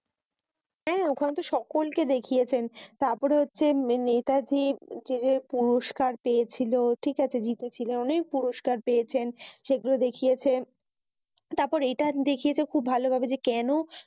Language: Bangla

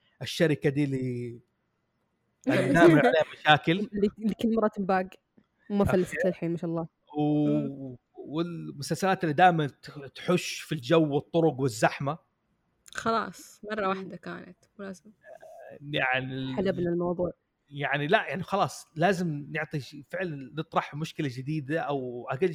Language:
Arabic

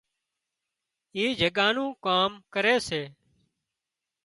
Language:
Wadiyara Koli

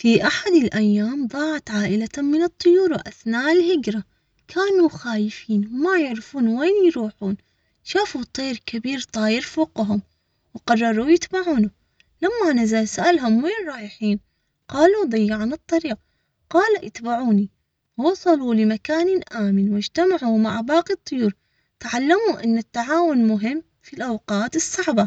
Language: Omani Arabic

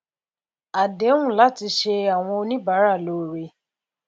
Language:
Yoruba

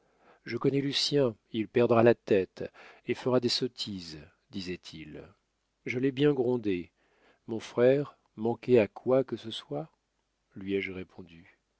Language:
French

